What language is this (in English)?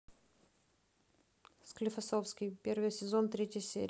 Russian